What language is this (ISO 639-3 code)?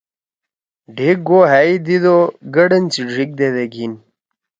trw